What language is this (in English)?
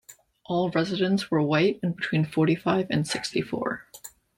English